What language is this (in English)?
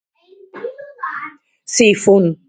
Galician